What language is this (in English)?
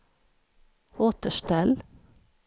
Swedish